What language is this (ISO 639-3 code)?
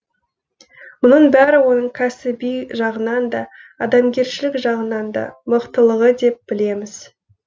kaz